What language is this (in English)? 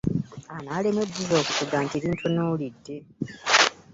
Ganda